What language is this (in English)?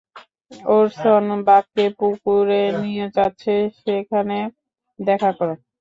Bangla